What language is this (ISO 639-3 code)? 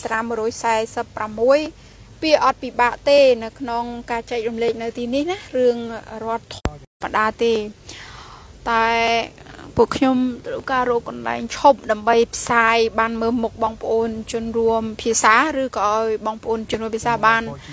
tha